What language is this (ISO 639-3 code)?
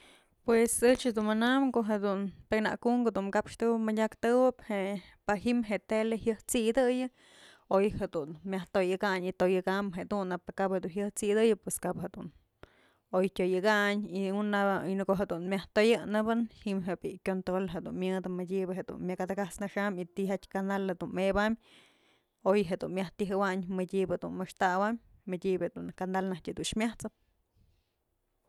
mzl